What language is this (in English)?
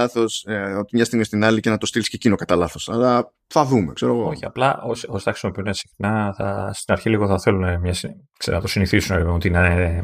Greek